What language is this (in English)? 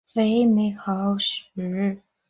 Chinese